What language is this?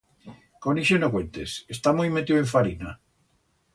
Aragonese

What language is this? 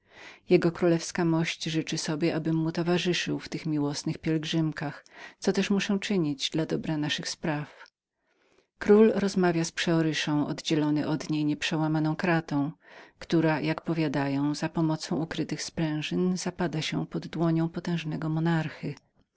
Polish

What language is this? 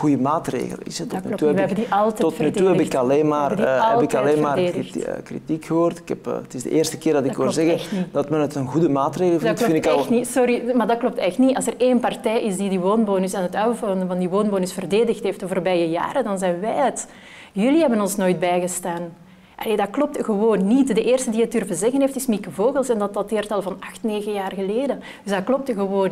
Dutch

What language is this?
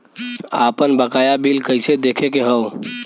Bhojpuri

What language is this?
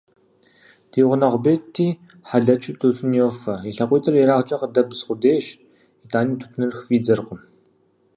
Kabardian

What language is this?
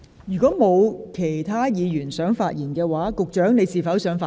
Cantonese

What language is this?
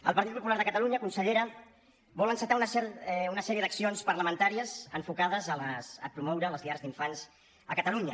Catalan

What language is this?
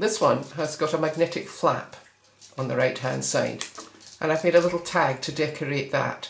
English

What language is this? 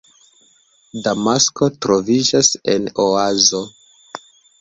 Esperanto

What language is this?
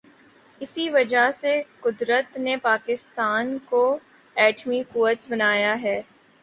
Urdu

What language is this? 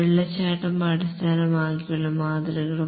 Malayalam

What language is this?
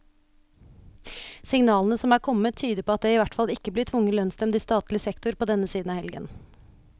Norwegian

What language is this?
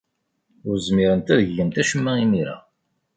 Kabyle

